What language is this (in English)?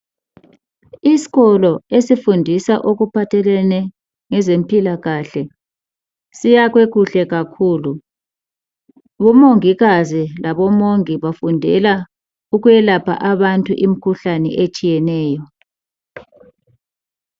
North Ndebele